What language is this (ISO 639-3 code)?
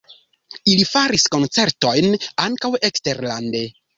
epo